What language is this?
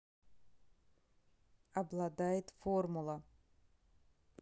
Russian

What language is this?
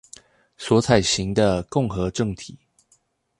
Chinese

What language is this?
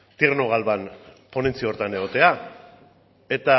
Basque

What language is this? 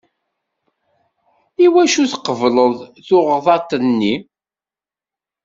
Kabyle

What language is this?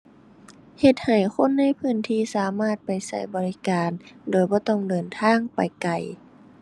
Thai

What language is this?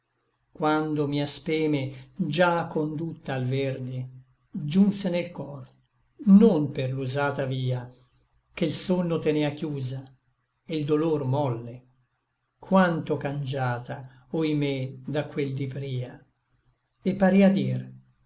Italian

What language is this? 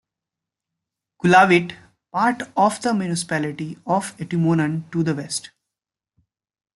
English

